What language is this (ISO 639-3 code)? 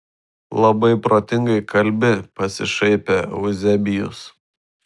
lit